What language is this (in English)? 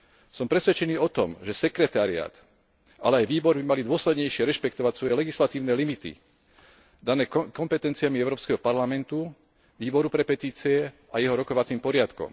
Slovak